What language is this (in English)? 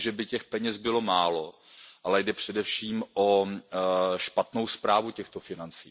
Czech